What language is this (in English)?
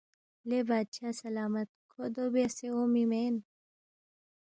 Balti